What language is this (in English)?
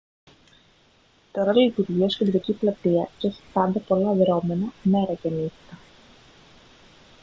Greek